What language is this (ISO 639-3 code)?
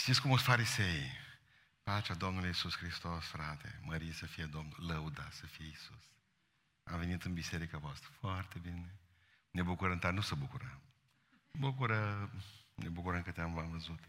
ron